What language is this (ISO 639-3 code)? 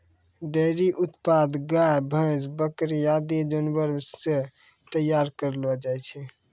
mai